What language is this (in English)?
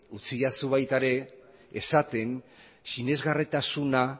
Basque